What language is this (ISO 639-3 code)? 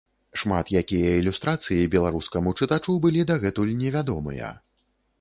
bel